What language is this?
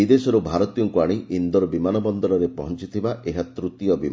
Odia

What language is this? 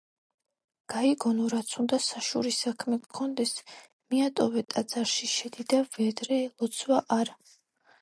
Georgian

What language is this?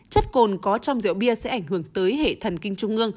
Vietnamese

